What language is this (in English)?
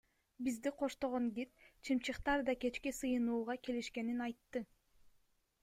Kyrgyz